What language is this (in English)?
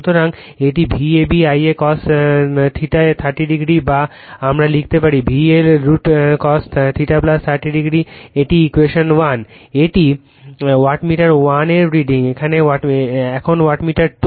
Bangla